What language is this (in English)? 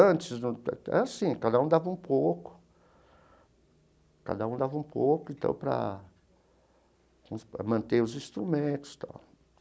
Portuguese